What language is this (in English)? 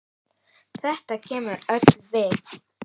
Icelandic